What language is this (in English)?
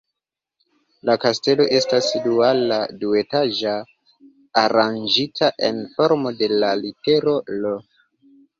Esperanto